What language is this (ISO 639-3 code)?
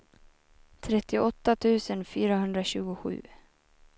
swe